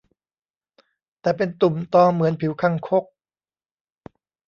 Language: Thai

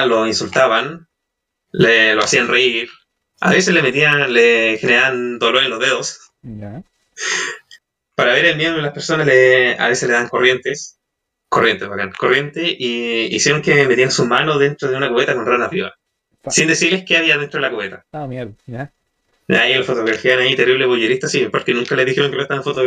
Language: Spanish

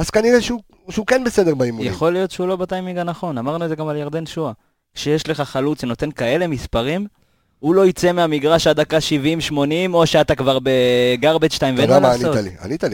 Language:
Hebrew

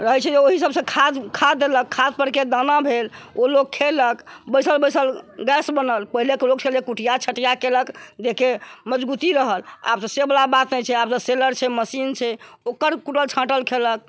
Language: Maithili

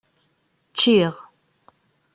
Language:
Kabyle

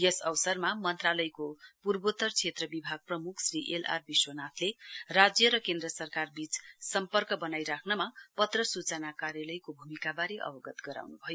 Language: Nepali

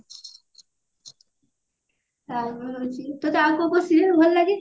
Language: Odia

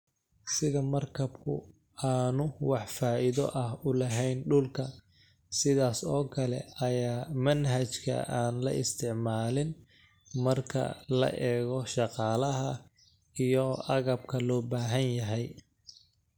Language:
Somali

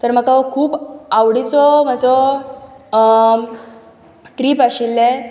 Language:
Konkani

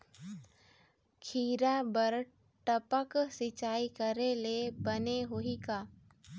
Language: Chhattisgarhi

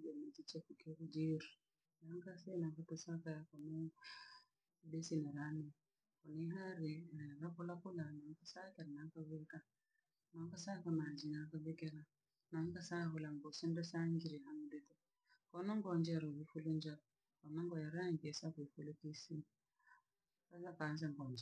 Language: Langi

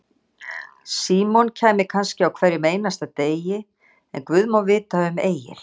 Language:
Icelandic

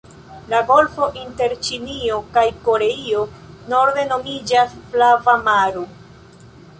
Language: Esperanto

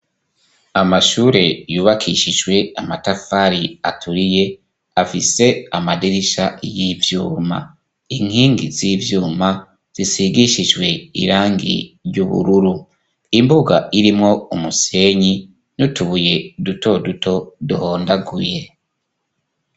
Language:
Rundi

